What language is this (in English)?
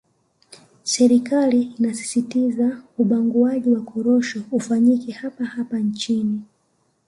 Swahili